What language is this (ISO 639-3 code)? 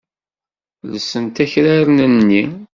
kab